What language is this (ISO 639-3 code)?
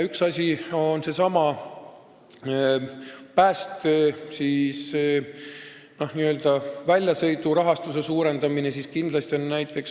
est